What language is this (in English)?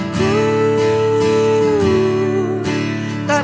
Indonesian